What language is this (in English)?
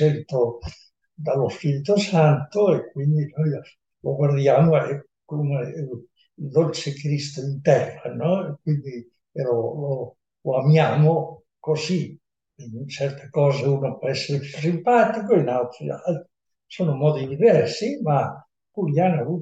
Italian